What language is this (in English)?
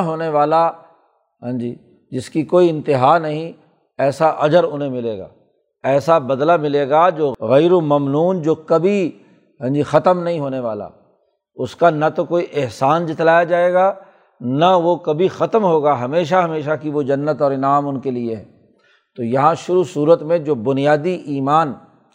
Urdu